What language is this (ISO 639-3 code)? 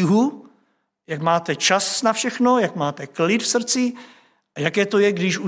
ces